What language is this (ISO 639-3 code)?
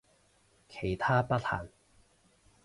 yue